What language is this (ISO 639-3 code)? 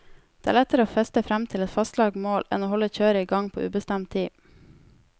nor